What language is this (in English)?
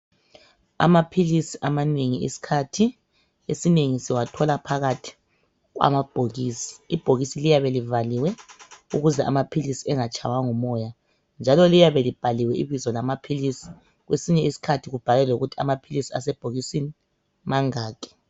North Ndebele